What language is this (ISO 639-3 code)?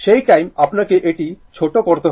ben